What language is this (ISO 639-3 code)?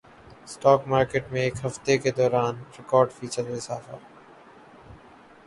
urd